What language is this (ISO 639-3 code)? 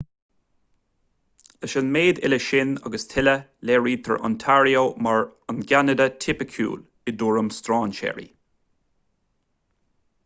gle